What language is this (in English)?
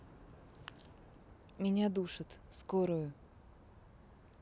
Russian